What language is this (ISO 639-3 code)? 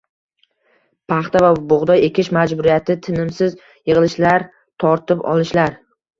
uzb